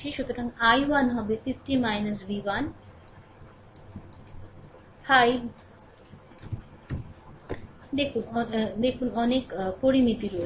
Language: Bangla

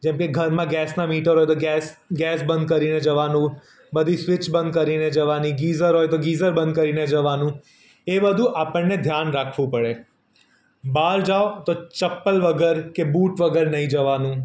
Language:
Gujarati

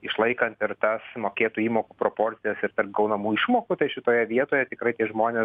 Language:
Lithuanian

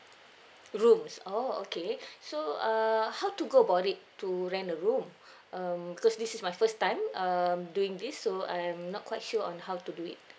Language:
English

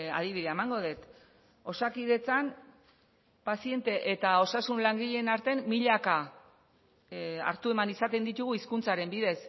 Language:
Basque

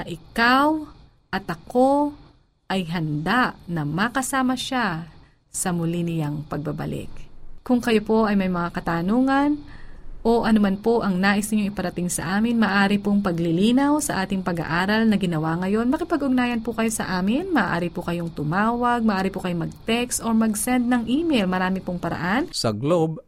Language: Filipino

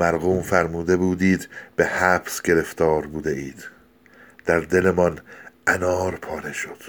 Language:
Persian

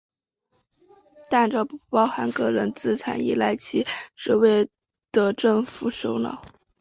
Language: Chinese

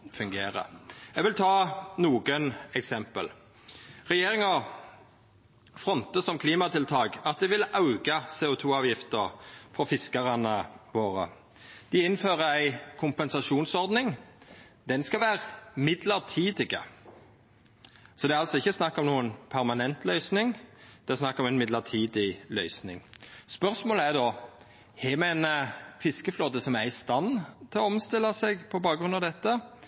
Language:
Norwegian Nynorsk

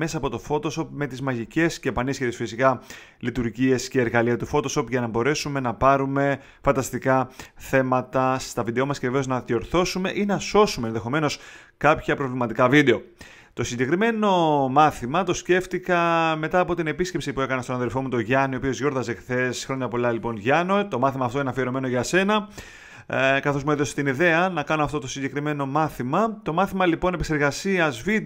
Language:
Greek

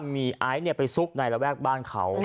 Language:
Thai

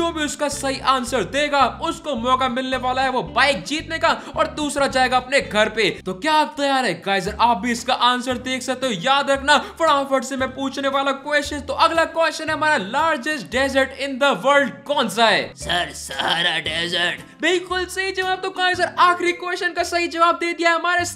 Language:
Hindi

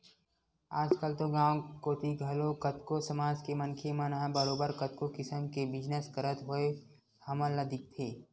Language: Chhattisgarhi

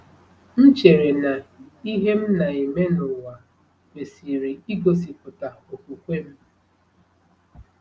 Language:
Igbo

